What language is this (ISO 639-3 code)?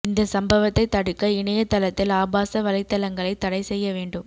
tam